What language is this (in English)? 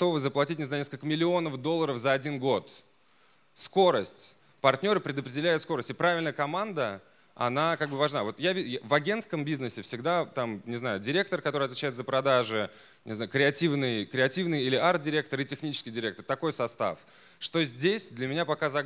Russian